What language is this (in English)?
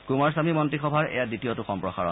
Assamese